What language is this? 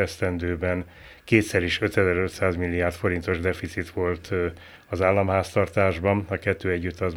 Hungarian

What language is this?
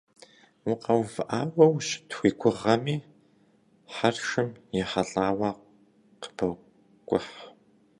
Kabardian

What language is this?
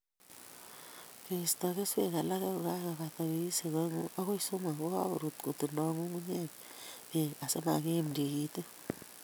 Kalenjin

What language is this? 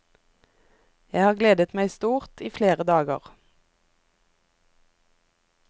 Norwegian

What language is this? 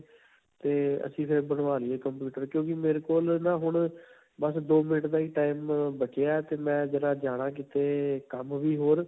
Punjabi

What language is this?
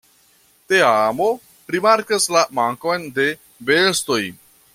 Esperanto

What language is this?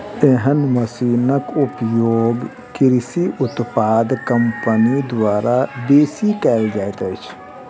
Maithili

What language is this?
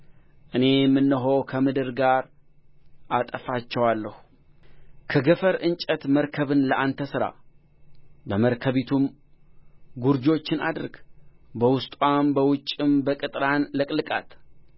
Amharic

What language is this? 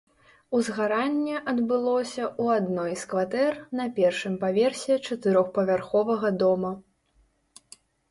Belarusian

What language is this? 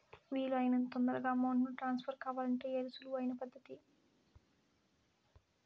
Telugu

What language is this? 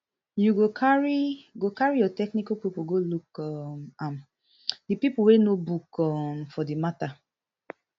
Nigerian Pidgin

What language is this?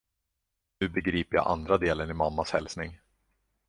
Swedish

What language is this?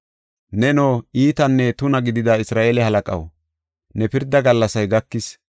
Gofa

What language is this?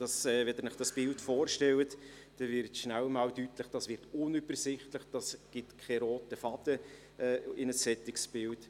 Swiss German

